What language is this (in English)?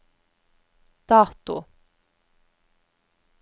Norwegian